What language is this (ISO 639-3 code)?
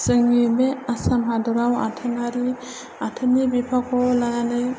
brx